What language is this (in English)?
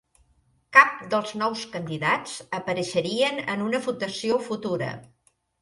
Catalan